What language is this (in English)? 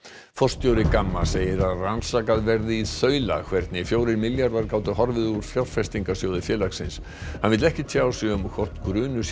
Icelandic